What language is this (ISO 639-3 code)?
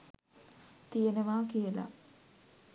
sin